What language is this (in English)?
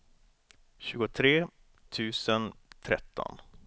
Swedish